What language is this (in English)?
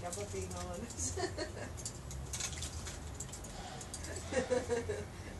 Greek